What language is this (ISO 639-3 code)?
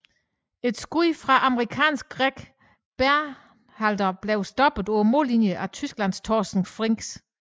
dan